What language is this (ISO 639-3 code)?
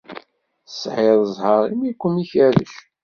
kab